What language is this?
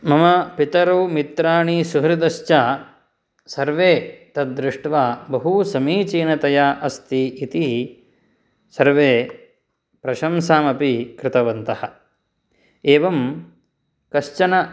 Sanskrit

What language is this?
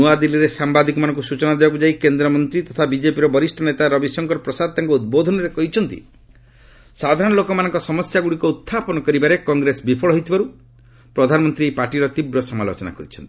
Odia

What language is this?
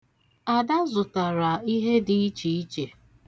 Igbo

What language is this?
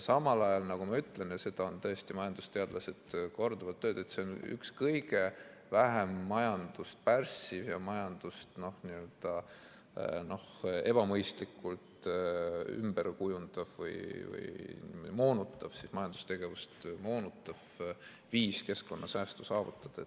Estonian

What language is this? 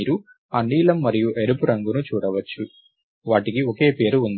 Telugu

